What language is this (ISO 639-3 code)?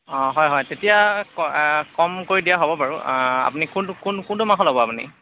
asm